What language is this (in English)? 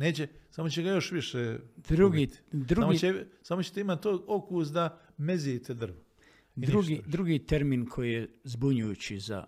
Croatian